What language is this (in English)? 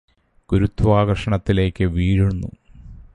Malayalam